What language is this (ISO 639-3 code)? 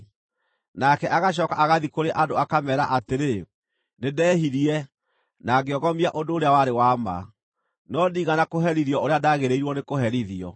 kik